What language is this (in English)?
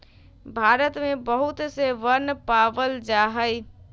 Magahi